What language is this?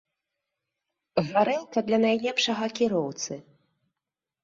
Belarusian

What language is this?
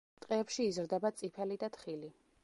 Georgian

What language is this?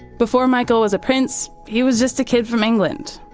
English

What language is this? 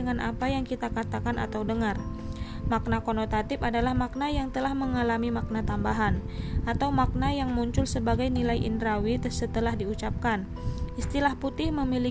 Indonesian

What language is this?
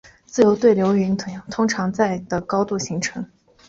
Chinese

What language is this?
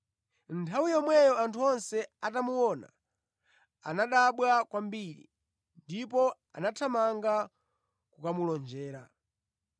Nyanja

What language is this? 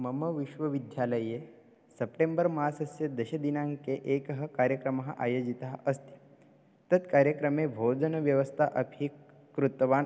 Sanskrit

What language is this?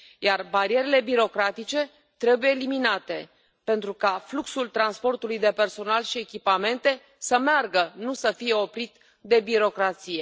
Romanian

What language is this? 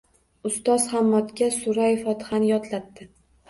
Uzbek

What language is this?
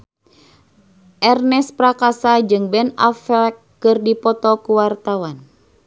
Sundanese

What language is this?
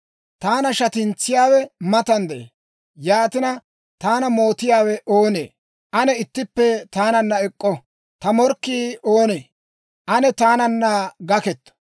Dawro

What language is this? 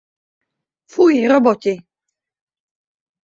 Czech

